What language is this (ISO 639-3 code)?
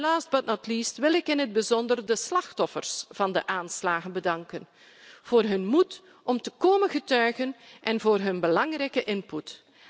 nld